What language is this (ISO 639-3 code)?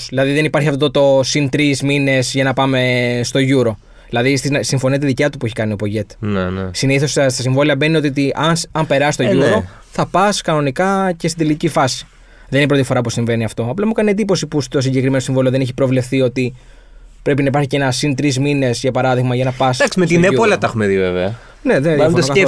ell